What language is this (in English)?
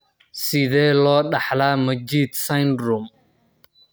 Somali